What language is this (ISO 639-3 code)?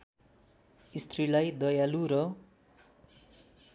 nep